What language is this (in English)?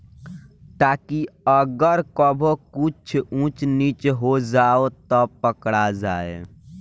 Bhojpuri